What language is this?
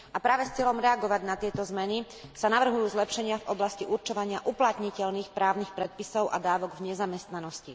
Slovak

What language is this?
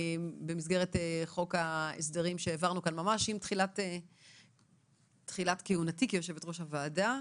Hebrew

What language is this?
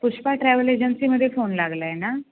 Marathi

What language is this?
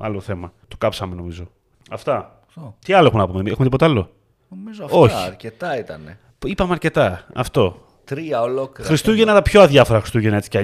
Greek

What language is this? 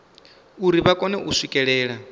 Venda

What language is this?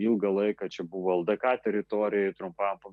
Lithuanian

